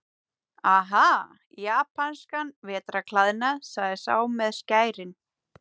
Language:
Icelandic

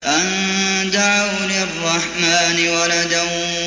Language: Arabic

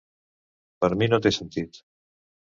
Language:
Catalan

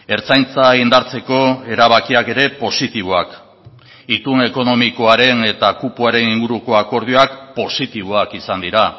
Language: Basque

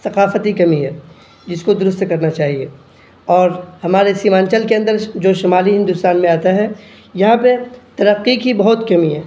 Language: Urdu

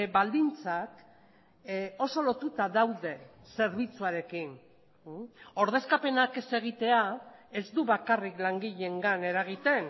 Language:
Basque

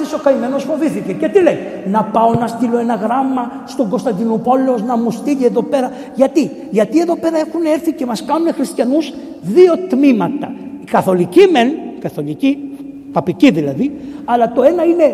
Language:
Greek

